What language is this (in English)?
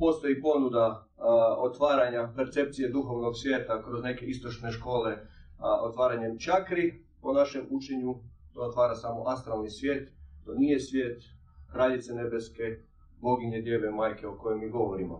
Croatian